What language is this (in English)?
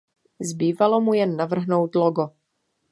Czech